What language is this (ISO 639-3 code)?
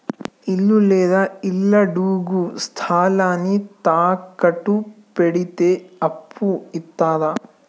tel